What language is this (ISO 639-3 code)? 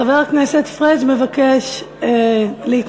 heb